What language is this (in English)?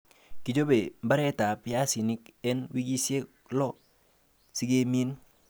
Kalenjin